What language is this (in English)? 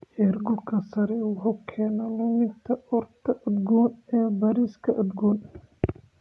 Somali